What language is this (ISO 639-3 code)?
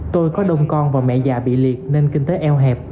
vie